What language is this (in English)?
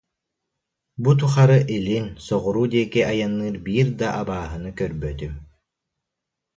Yakut